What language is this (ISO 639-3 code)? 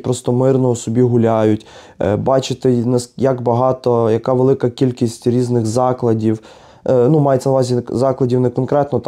ukr